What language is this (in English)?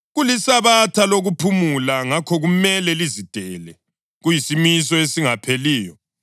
North Ndebele